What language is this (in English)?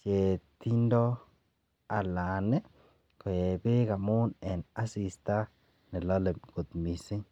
Kalenjin